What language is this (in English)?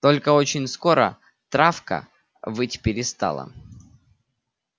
Russian